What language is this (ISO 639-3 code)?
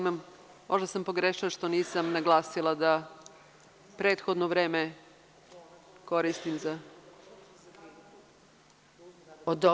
srp